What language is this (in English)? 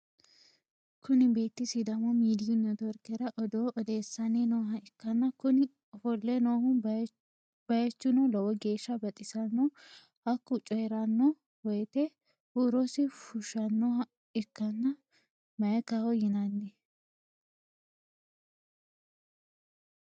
Sidamo